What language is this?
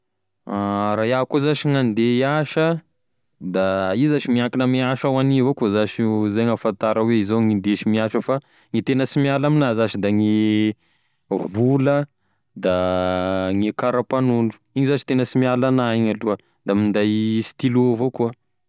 Tesaka Malagasy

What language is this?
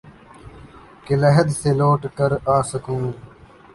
Urdu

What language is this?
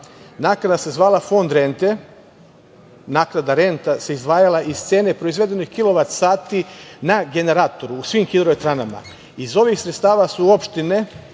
Serbian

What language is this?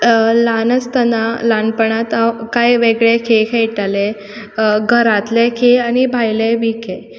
Konkani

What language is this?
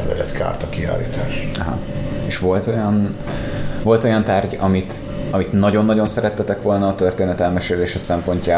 Hungarian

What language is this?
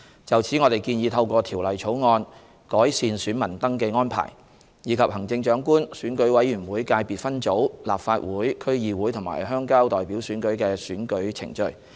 Cantonese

